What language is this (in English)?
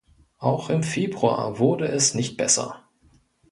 German